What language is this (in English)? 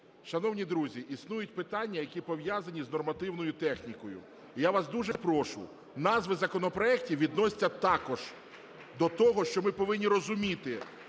Ukrainian